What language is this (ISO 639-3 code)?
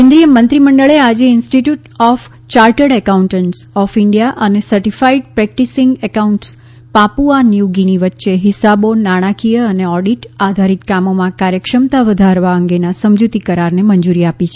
guj